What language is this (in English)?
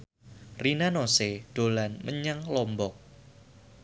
Javanese